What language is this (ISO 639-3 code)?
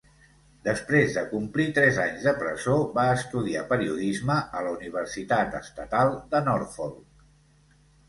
cat